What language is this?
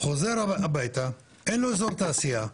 Hebrew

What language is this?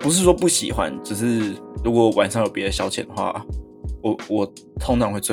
Chinese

